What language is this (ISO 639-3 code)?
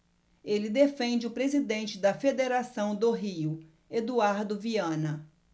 por